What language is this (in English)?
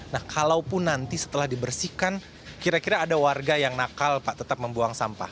Indonesian